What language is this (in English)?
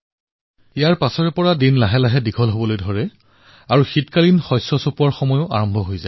Assamese